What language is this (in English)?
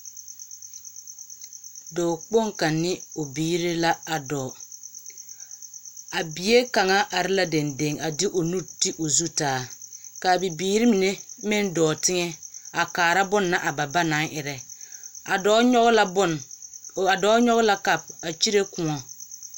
Southern Dagaare